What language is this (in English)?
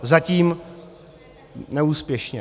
Czech